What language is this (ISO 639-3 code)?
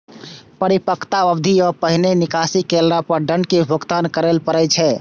mai